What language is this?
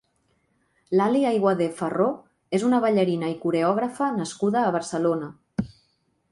Catalan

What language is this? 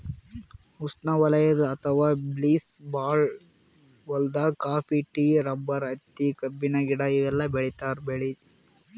Kannada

